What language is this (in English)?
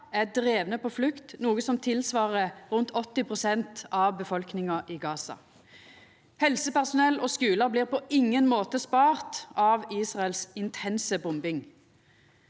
Norwegian